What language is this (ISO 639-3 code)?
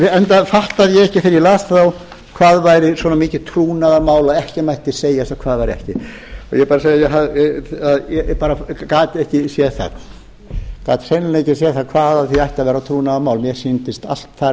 isl